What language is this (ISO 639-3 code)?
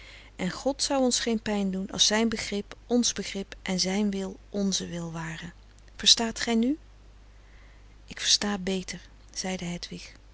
nld